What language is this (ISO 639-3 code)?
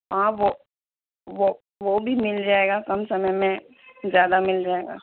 urd